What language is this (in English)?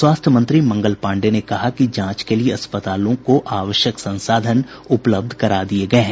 Hindi